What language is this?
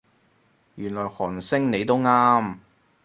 Cantonese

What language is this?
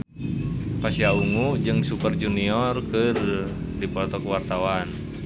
Sundanese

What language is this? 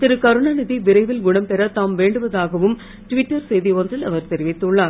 Tamil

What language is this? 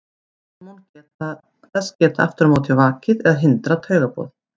Icelandic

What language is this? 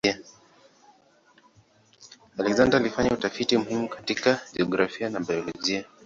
Swahili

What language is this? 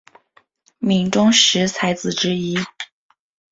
Chinese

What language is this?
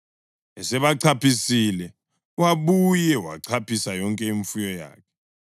North Ndebele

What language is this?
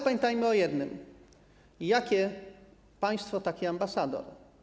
Polish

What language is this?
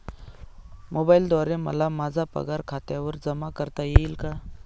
Marathi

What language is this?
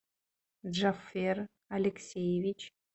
Russian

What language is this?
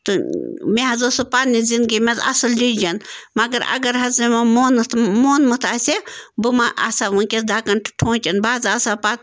Kashmiri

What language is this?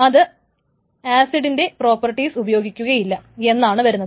Malayalam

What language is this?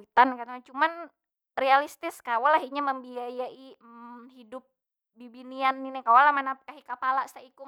Banjar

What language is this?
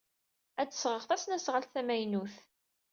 Kabyle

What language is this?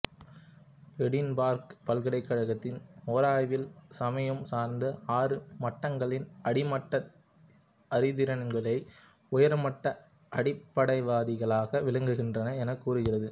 Tamil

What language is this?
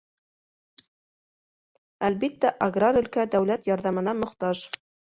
Bashkir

